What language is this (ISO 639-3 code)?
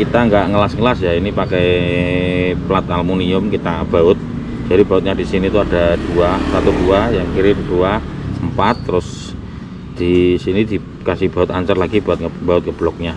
ind